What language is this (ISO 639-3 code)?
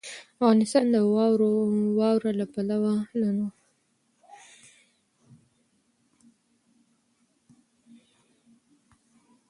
pus